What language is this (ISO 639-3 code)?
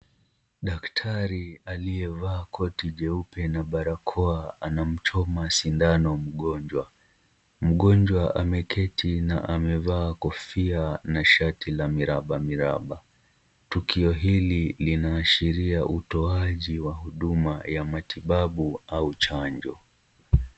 swa